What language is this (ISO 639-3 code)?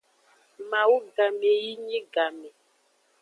ajg